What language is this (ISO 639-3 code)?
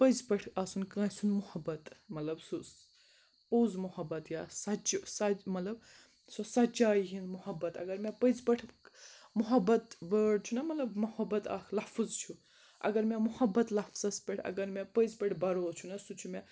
kas